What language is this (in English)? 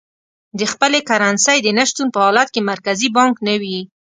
Pashto